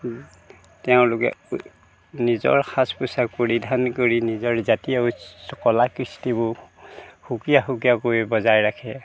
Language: Assamese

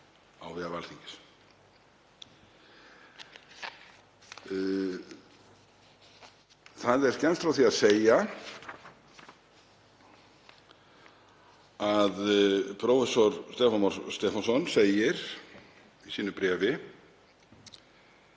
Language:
Icelandic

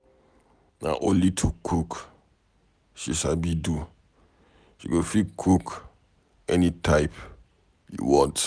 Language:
Nigerian Pidgin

